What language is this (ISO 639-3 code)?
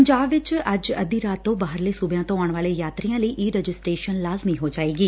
pan